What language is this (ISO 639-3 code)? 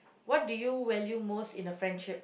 eng